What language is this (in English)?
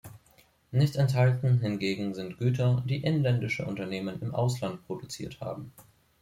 German